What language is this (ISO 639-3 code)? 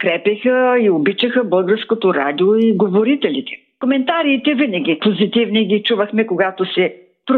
bul